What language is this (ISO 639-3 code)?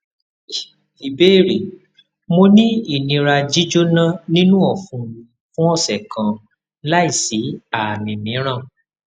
yor